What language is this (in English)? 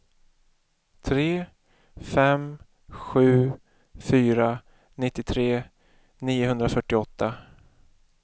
Swedish